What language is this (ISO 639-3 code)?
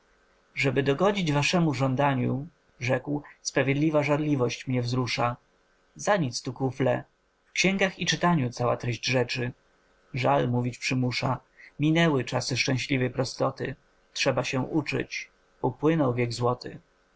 pol